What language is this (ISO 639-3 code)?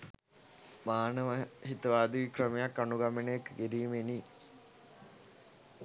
sin